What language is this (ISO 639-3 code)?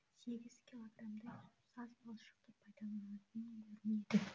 kaz